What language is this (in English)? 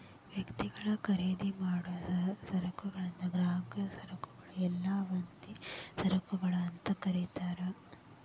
Kannada